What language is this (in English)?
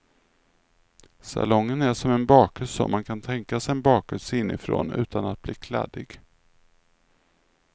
Swedish